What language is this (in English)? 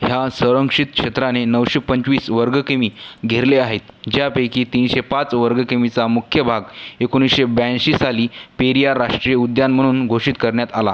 Marathi